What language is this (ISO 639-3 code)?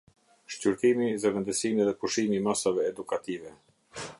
sqi